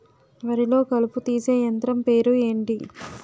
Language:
Telugu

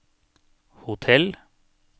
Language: Norwegian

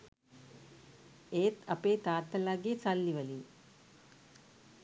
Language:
Sinhala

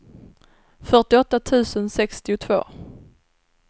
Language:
Swedish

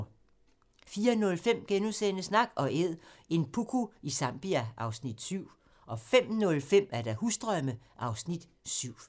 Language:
Danish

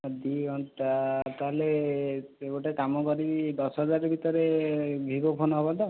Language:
Odia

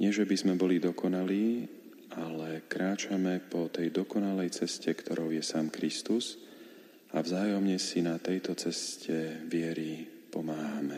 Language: Slovak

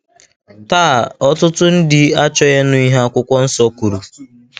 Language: Igbo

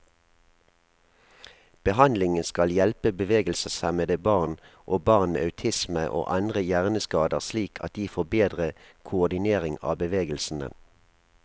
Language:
Norwegian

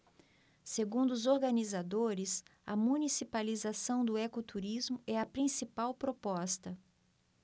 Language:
Portuguese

